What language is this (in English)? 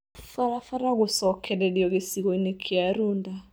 Kikuyu